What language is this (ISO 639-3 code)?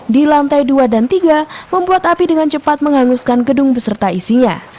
ind